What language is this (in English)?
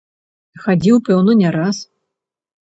Belarusian